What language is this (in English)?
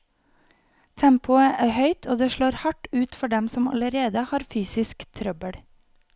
Norwegian